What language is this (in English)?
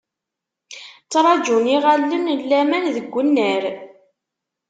Kabyle